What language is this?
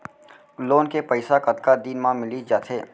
Chhattisgarhi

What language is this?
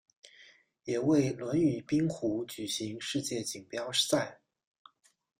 Chinese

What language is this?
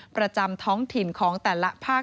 Thai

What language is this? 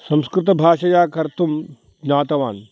Sanskrit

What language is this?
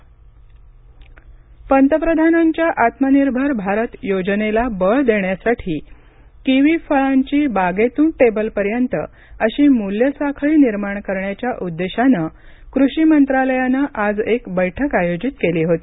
Marathi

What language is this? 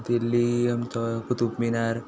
Konkani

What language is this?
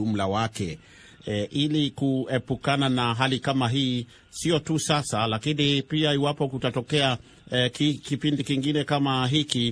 Swahili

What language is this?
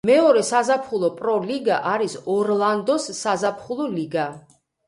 Georgian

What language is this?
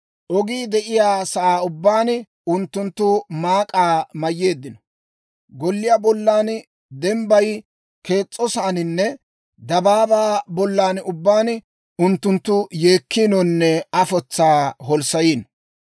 Dawro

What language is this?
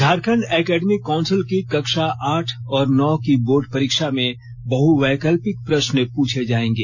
Hindi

